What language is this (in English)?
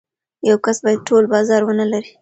Pashto